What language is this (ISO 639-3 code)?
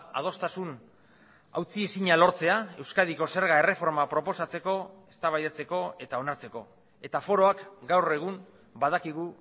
eus